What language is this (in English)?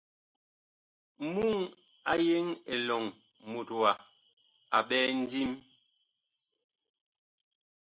Bakoko